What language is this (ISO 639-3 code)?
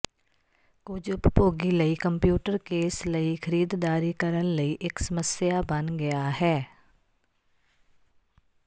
pan